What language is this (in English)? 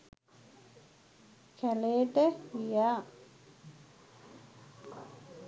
Sinhala